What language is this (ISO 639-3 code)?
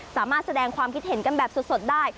tha